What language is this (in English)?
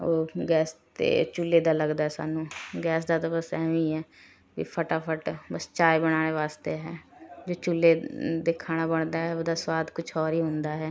Punjabi